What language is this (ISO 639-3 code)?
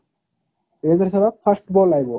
ori